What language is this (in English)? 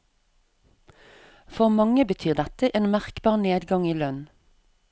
Norwegian